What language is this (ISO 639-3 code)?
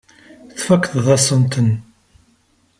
kab